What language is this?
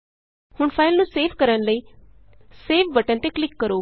Punjabi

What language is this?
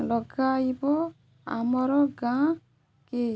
Odia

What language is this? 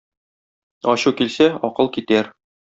Tatar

